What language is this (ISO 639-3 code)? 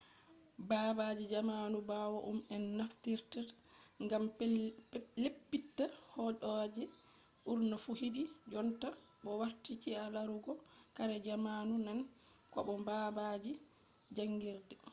ful